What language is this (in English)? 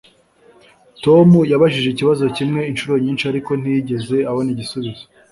Kinyarwanda